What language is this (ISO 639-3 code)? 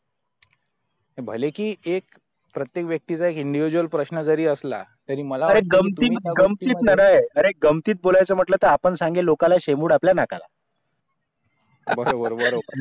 mar